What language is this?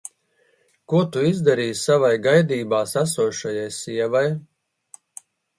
Latvian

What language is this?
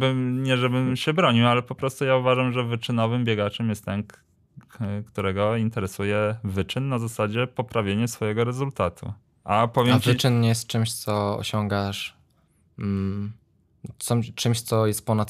Polish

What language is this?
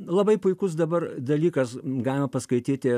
Lithuanian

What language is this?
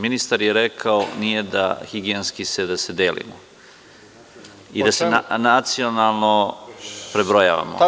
Serbian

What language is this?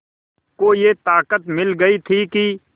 Hindi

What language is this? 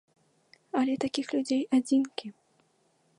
Belarusian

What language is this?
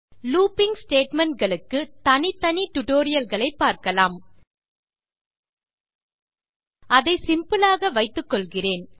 Tamil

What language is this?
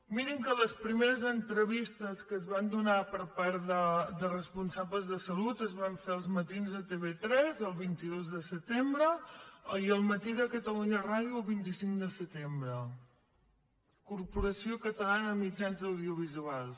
Catalan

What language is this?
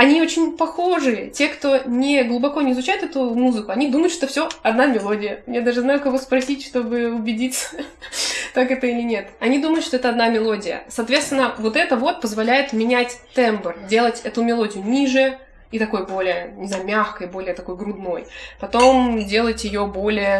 Russian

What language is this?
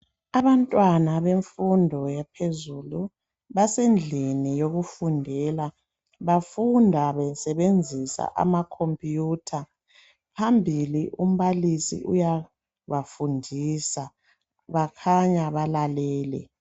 North Ndebele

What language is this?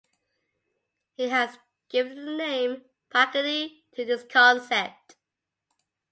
English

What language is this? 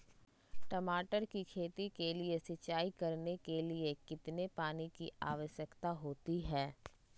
Magahi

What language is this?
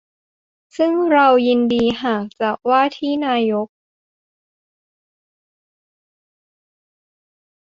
Thai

